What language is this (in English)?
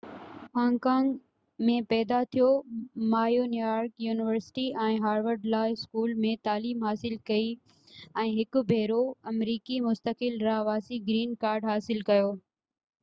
Sindhi